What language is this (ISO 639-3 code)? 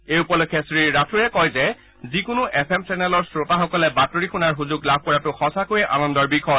asm